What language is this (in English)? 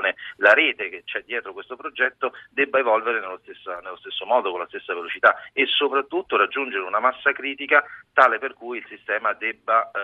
Italian